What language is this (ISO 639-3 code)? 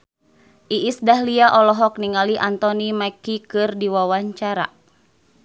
sun